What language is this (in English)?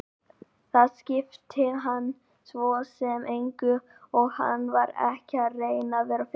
Icelandic